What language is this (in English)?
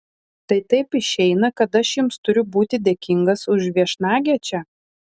Lithuanian